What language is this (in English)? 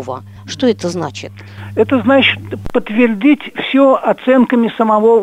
Russian